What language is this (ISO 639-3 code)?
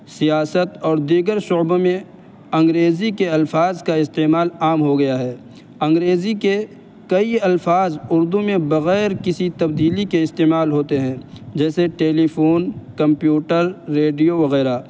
urd